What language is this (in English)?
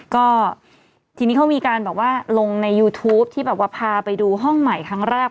Thai